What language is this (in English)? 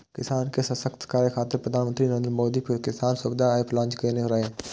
Maithili